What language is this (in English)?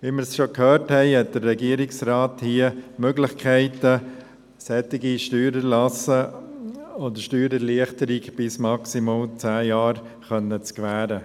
Swiss German